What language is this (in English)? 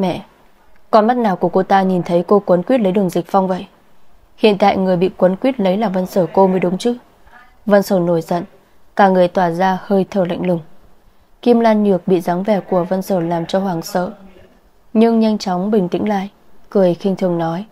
Vietnamese